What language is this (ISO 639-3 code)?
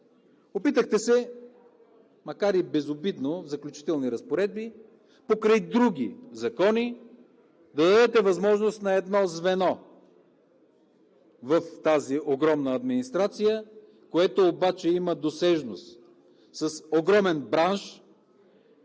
bul